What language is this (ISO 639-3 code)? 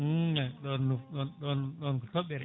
ful